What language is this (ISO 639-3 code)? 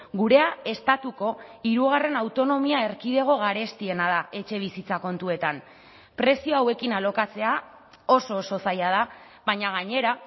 eus